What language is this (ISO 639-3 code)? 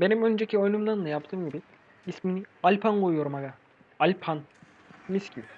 tur